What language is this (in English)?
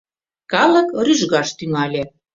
Mari